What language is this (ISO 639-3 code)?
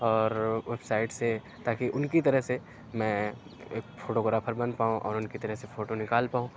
urd